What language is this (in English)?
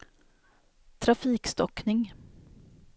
Swedish